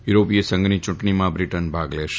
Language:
Gujarati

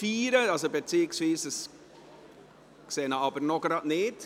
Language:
Swiss German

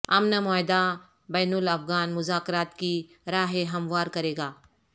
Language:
Urdu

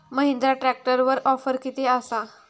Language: Marathi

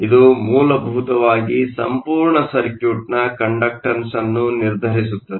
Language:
Kannada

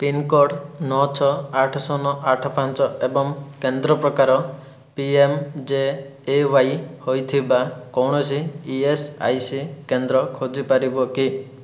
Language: Odia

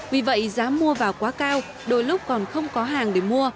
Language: Vietnamese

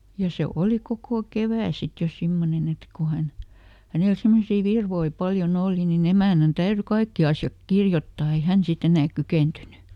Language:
Finnish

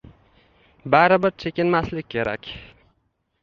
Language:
Uzbek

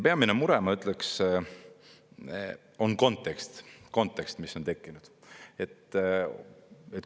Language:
Estonian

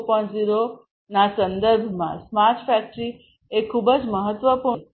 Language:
Gujarati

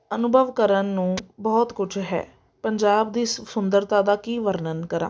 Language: Punjabi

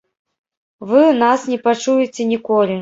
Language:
Belarusian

